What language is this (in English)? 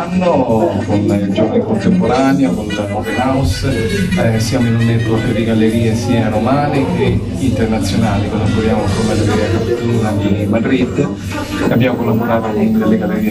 Italian